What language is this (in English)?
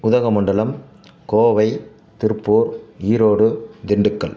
Tamil